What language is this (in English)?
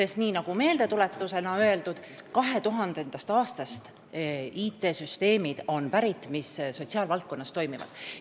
Estonian